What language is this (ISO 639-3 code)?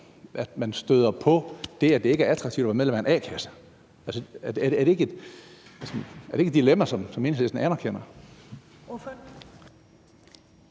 dan